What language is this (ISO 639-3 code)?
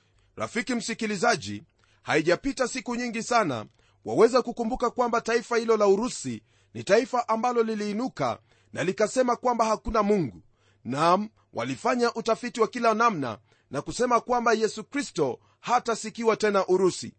swa